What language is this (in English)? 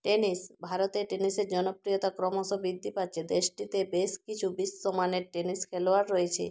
Bangla